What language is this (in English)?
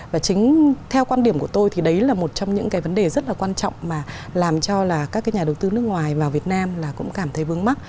Vietnamese